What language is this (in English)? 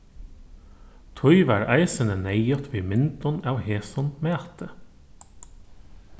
Faroese